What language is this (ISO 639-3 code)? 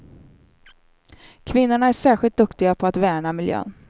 swe